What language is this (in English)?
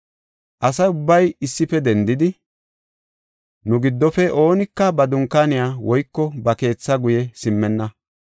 Gofa